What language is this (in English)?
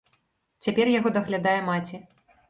Belarusian